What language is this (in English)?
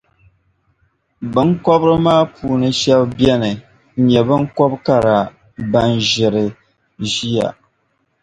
Dagbani